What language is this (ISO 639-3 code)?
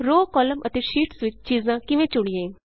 pan